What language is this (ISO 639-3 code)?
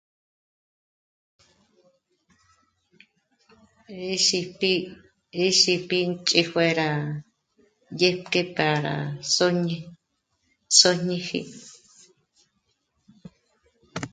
mmc